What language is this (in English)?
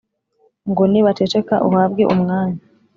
Kinyarwanda